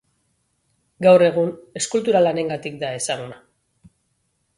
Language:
Basque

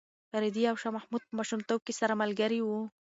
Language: Pashto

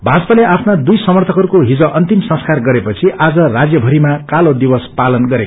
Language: Nepali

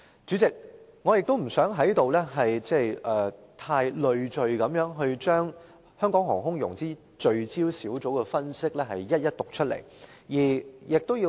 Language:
Cantonese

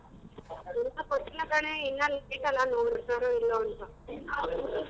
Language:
Kannada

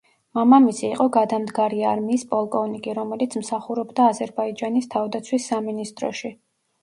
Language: Georgian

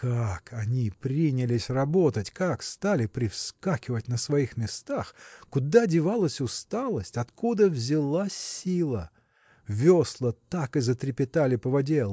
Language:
Russian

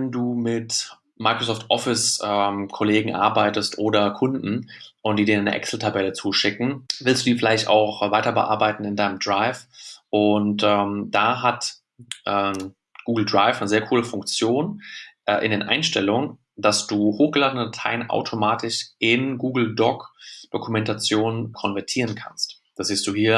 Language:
German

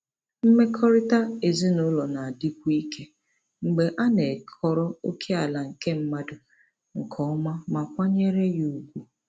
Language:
Igbo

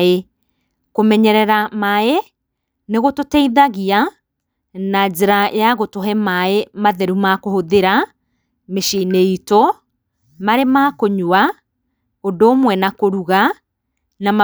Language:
Kikuyu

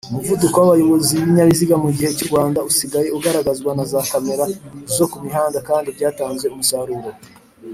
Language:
Kinyarwanda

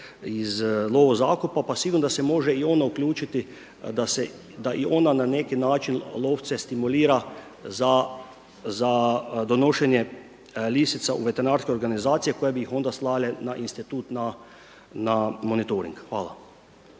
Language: Croatian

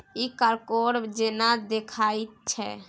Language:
Maithili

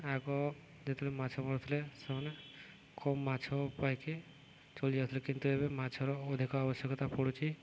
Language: Odia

